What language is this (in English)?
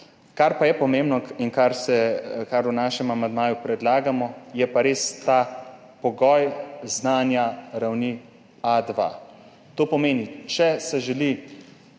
Slovenian